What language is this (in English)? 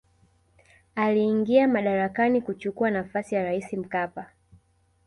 Swahili